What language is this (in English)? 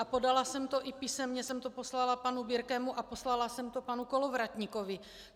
Czech